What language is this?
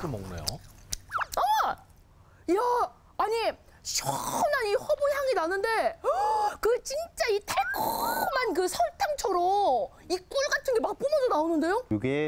Korean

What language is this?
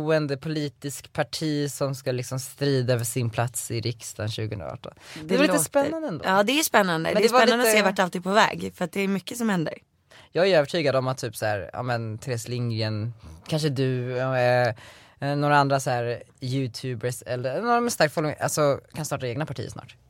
Swedish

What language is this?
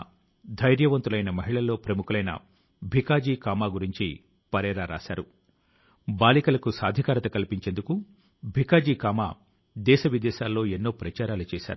Telugu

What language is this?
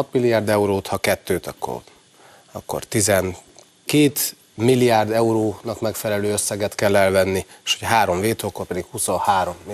Hungarian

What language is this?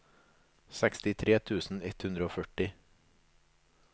Norwegian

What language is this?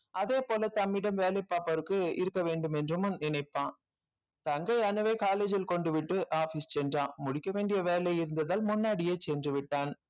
Tamil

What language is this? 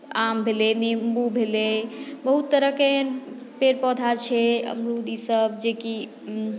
Maithili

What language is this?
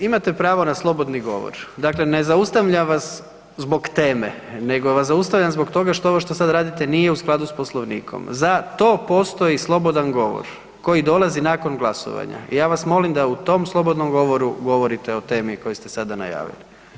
Croatian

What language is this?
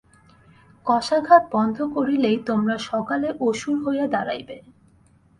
Bangla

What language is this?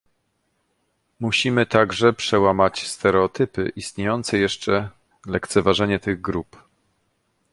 Polish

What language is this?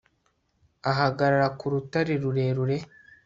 Kinyarwanda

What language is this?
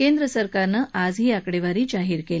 Marathi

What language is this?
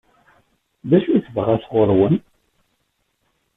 Kabyle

